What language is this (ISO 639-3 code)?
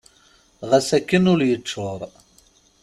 kab